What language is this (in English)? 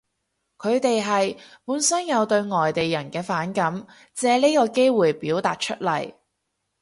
Cantonese